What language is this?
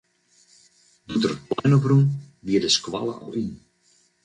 Western Frisian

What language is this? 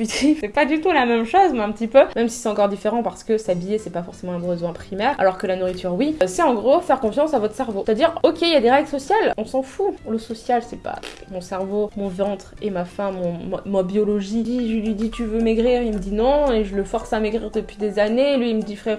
French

